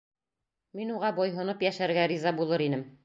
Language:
Bashkir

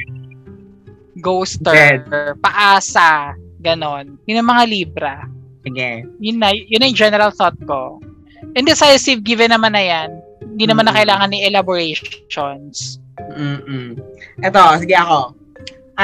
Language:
Filipino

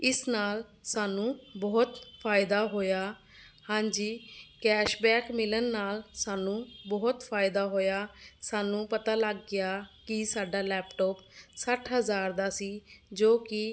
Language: Punjabi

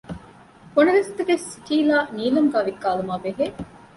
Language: Divehi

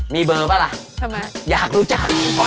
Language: Thai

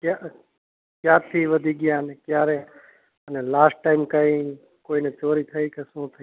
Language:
Gujarati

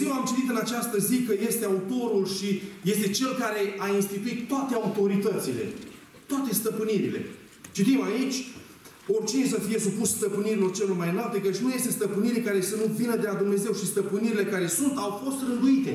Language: Romanian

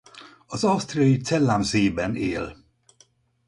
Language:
Hungarian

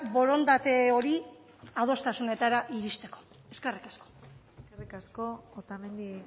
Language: Basque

